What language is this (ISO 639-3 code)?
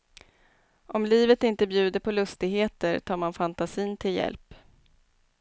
swe